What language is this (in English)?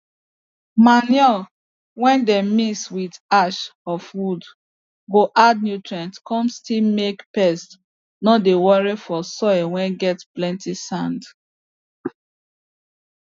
Nigerian Pidgin